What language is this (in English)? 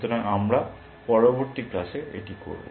Bangla